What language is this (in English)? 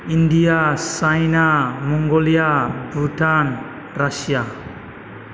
Bodo